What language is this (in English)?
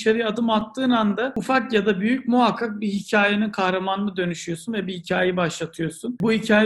Turkish